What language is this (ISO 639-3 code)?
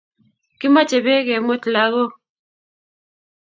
kln